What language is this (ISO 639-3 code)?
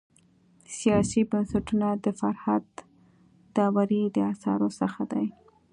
pus